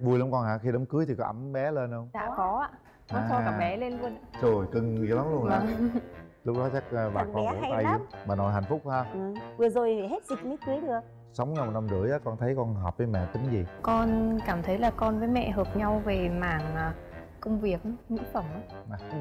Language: Vietnamese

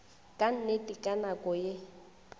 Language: Northern Sotho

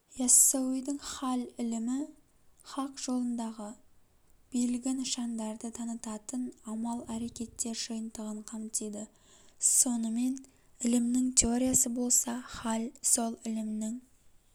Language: Kazakh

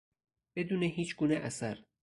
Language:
Persian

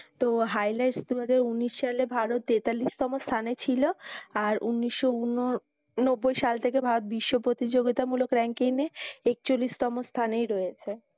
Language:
Bangla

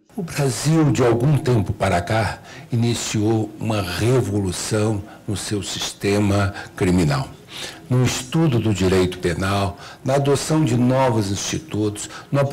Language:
Portuguese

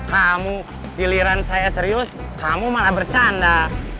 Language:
Indonesian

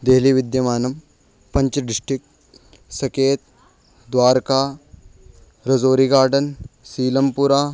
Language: Sanskrit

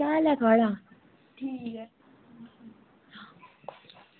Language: Dogri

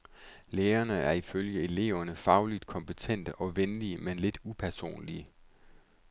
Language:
Danish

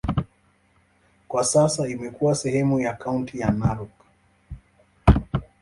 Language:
Swahili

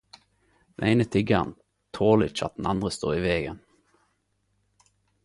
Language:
Norwegian Nynorsk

